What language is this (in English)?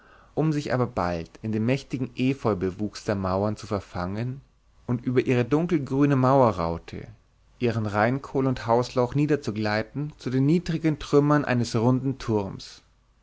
German